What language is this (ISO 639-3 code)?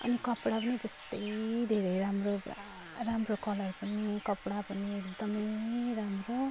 nep